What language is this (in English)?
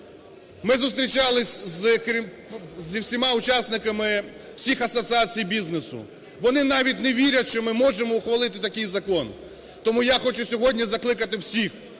Ukrainian